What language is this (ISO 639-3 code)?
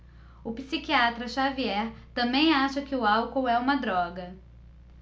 por